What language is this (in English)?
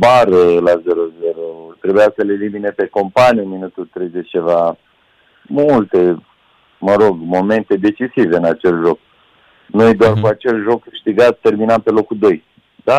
Romanian